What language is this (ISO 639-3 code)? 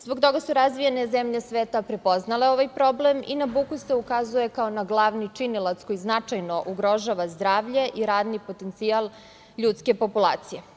srp